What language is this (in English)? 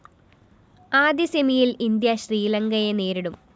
Malayalam